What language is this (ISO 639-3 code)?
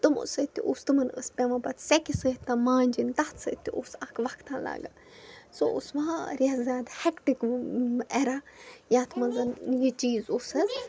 kas